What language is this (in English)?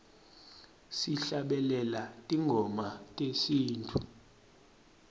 Swati